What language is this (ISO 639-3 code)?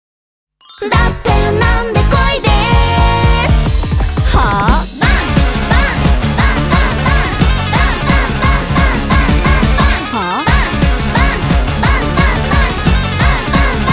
ind